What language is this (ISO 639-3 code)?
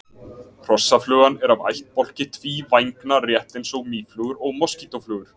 isl